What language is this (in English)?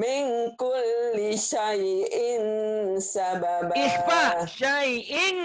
Indonesian